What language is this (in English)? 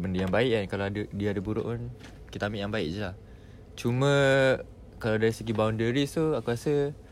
Malay